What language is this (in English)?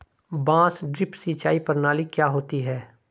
Hindi